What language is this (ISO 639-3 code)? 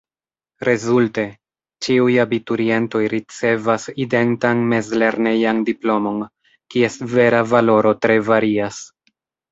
epo